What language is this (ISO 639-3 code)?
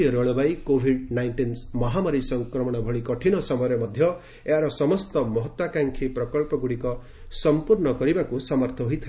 ori